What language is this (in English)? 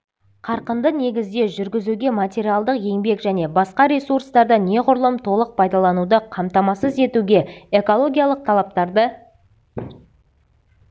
Kazakh